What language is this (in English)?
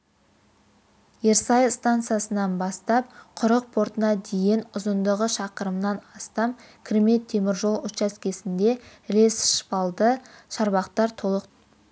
Kazakh